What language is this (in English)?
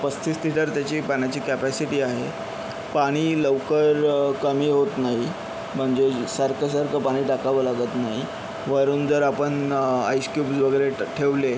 Marathi